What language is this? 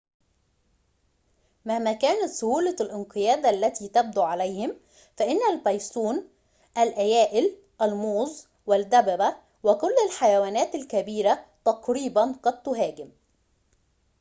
Arabic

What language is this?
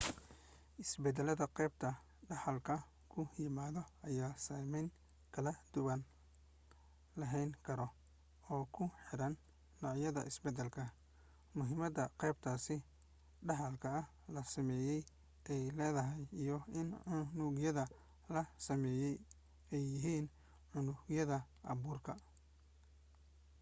Somali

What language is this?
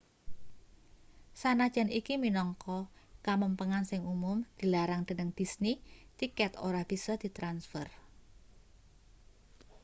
Javanese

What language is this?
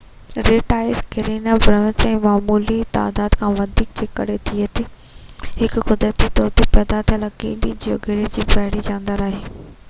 Sindhi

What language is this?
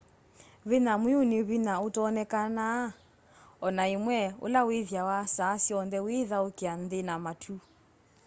Kamba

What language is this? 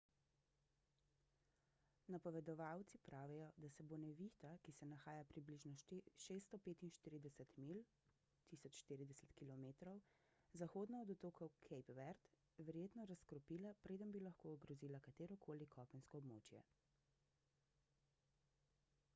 Slovenian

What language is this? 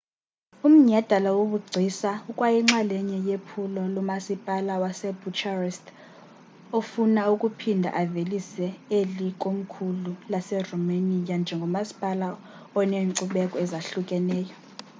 Xhosa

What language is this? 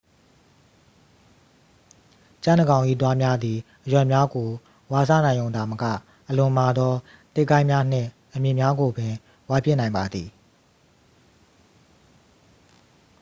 Burmese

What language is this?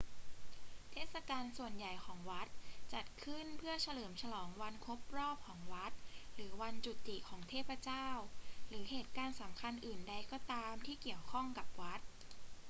Thai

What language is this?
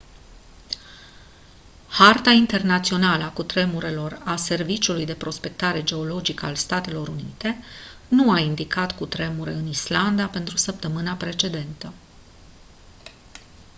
Romanian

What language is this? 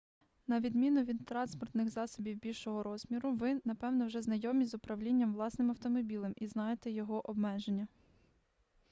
Ukrainian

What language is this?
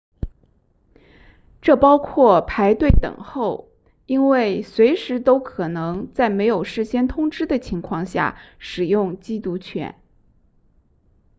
Chinese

